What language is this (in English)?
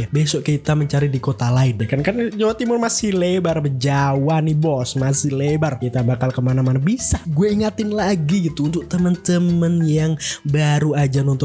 Indonesian